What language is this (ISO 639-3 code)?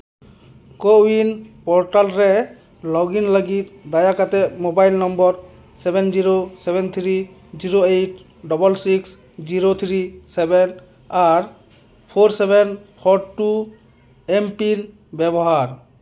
sat